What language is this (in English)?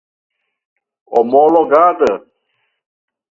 Portuguese